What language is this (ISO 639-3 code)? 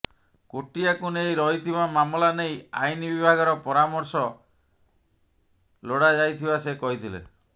ori